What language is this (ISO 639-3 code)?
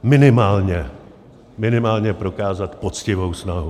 ces